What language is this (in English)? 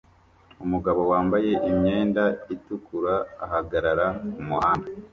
Kinyarwanda